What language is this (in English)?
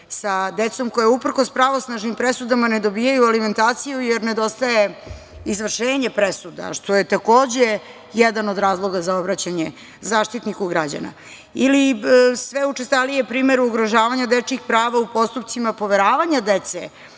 Serbian